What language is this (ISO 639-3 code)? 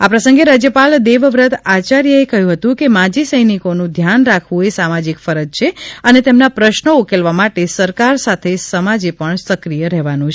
guj